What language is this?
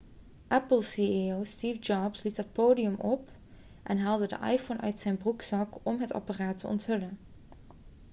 Dutch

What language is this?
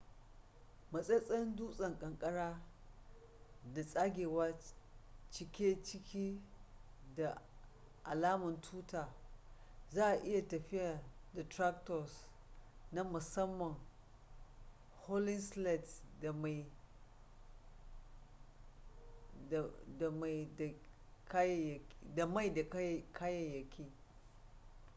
Hausa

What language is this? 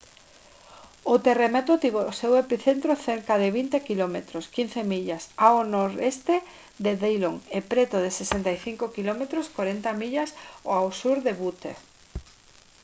Galician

